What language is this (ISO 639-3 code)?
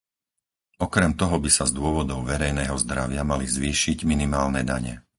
slk